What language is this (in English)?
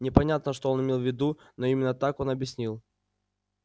Russian